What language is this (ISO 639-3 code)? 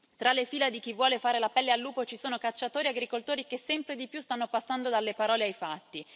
ita